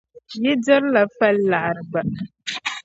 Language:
Dagbani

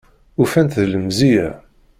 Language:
Kabyle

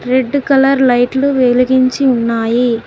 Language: Telugu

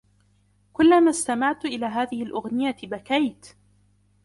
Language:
Arabic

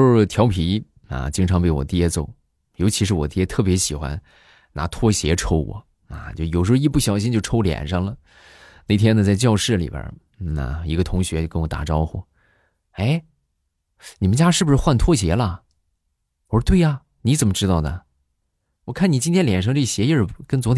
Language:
Chinese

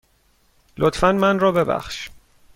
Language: Persian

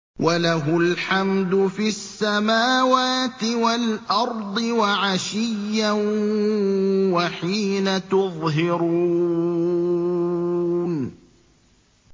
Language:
Arabic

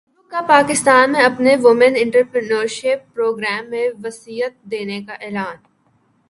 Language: Urdu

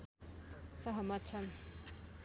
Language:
Nepali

